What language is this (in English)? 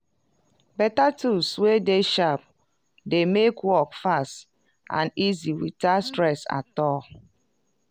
Nigerian Pidgin